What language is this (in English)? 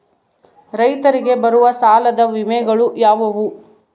Kannada